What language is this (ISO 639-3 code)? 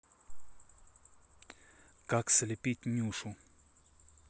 rus